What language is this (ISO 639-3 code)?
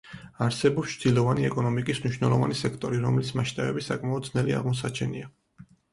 kat